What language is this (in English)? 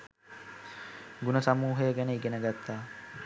Sinhala